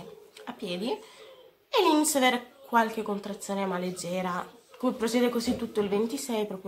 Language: Italian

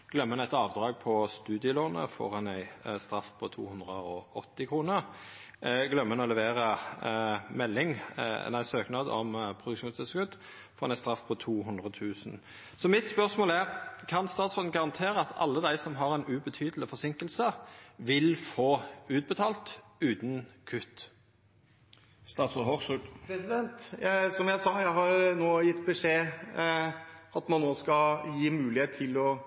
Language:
Norwegian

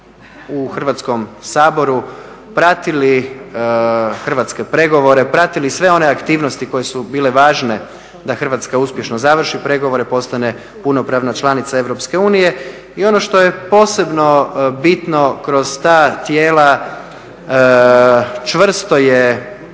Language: Croatian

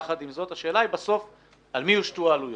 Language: Hebrew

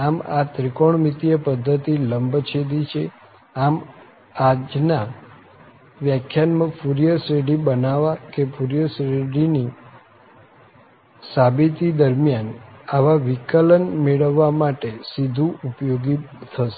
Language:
Gujarati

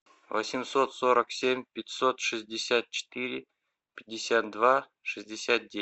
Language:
Russian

